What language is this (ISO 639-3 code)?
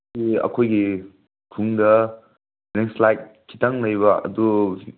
mni